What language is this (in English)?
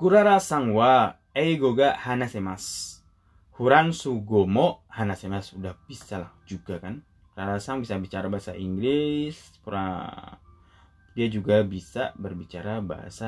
Indonesian